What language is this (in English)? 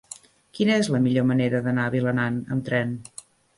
Catalan